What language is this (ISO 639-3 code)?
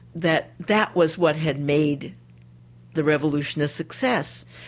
eng